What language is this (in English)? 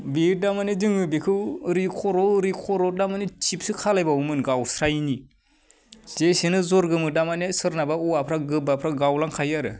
Bodo